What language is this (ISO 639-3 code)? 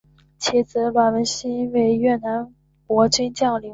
zho